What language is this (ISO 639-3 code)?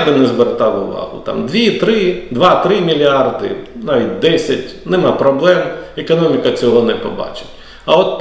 ukr